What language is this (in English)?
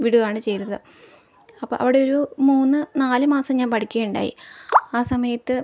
Malayalam